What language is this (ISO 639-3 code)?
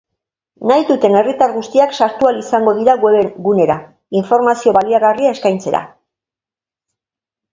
eus